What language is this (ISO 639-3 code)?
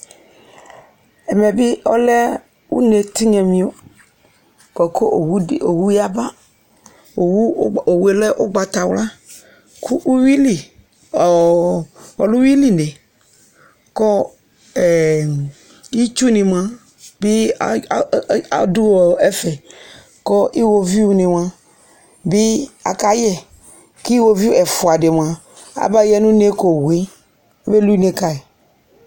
kpo